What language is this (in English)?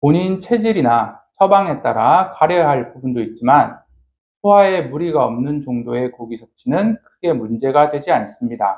Korean